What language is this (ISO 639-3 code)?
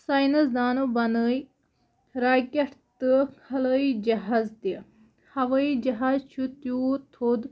kas